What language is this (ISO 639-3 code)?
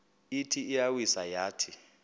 xho